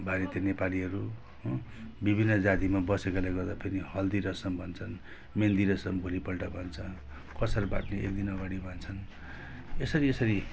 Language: Nepali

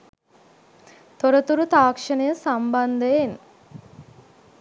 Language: Sinhala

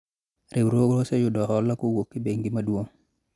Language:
Luo (Kenya and Tanzania)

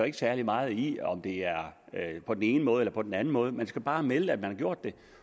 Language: Danish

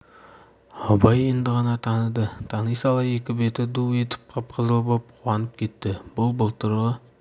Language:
Kazakh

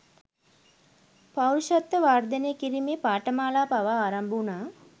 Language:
Sinhala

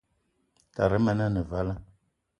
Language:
Eton (Cameroon)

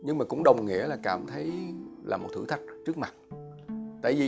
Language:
Vietnamese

